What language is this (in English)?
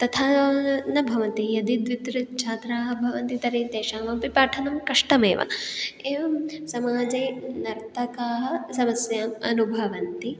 Sanskrit